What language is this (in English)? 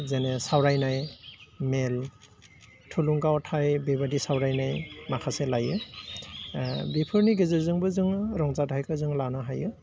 Bodo